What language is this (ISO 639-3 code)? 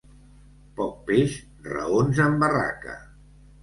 cat